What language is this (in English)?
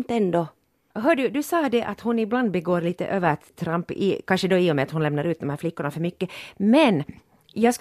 Swedish